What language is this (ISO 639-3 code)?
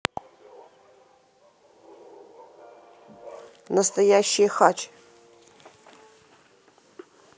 rus